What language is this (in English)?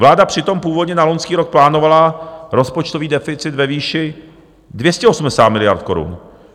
Czech